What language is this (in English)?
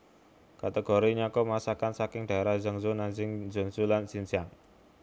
Javanese